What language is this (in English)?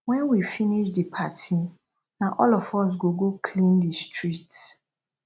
Nigerian Pidgin